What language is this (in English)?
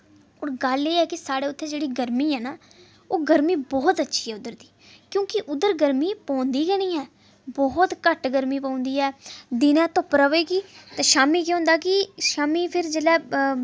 Dogri